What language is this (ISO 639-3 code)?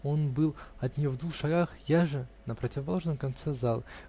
rus